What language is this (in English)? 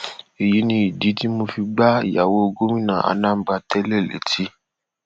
Yoruba